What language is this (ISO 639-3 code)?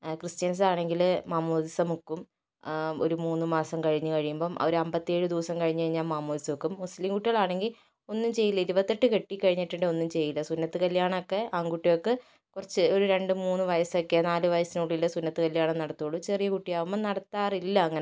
mal